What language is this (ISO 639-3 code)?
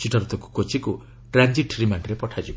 ori